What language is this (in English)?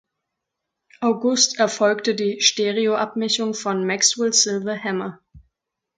German